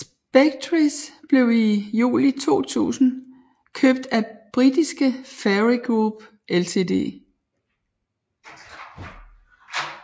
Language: Danish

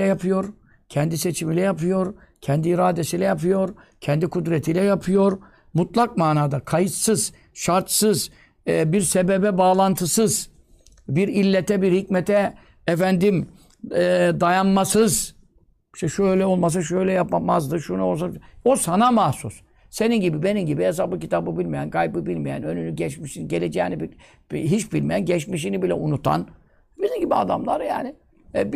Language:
Turkish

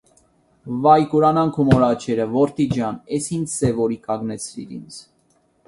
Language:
Armenian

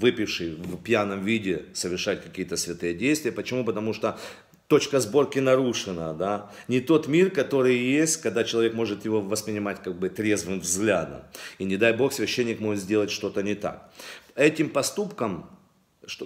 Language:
Russian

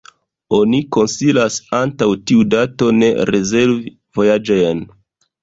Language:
Esperanto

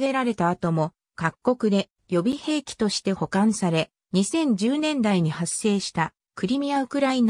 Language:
Japanese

